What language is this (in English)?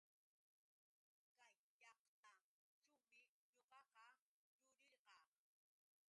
Yauyos Quechua